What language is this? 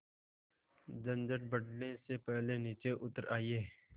Hindi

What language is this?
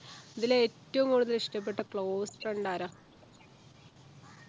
Malayalam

